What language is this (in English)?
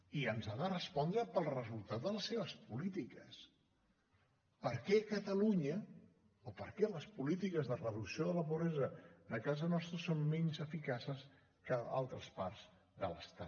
Catalan